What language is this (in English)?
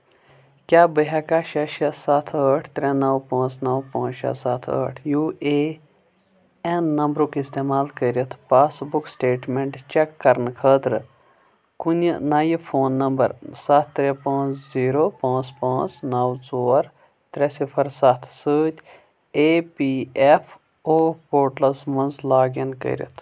Kashmiri